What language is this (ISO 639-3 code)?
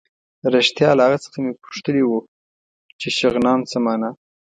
pus